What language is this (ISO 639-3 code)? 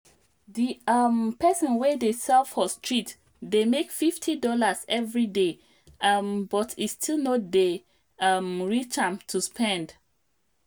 pcm